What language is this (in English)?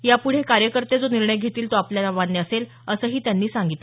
Marathi